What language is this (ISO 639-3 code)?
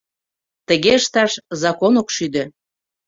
chm